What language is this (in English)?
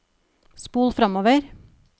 Norwegian